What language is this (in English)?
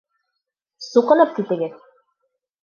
Bashkir